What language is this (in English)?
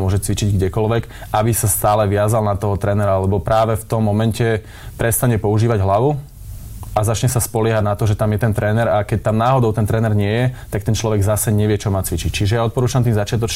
Slovak